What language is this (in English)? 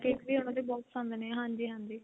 Punjabi